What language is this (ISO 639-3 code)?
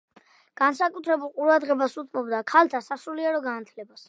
kat